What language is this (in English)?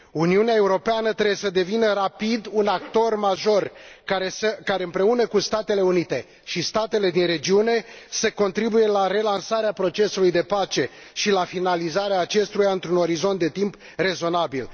Romanian